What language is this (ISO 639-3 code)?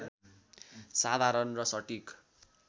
nep